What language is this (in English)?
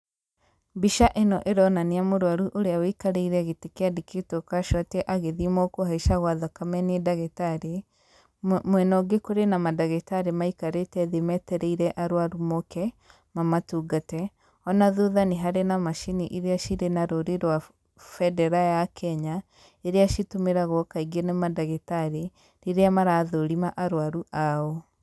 Kikuyu